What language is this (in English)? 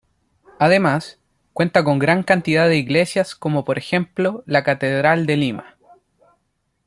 Spanish